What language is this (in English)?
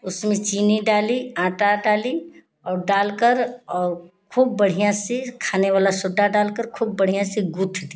Hindi